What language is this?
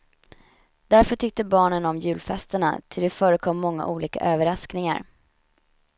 Swedish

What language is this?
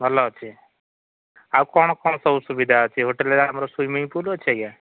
Odia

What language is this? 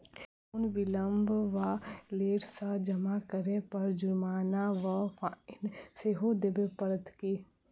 Maithili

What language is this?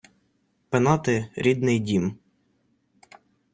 Ukrainian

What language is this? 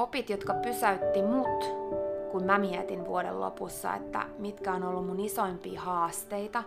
Finnish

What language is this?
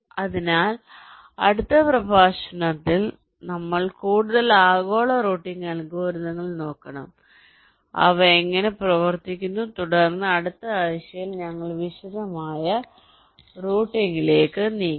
Malayalam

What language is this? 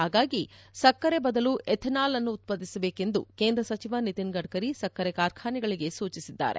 Kannada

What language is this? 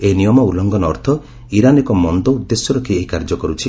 Odia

